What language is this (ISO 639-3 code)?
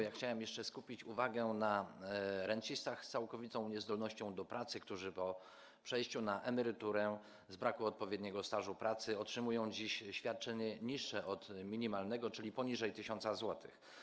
pol